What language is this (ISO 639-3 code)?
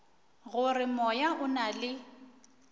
nso